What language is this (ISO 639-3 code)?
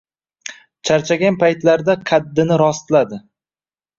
uzb